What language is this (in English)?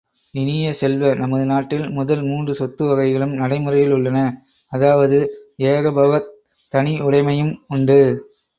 Tamil